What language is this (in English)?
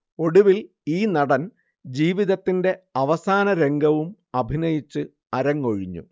Malayalam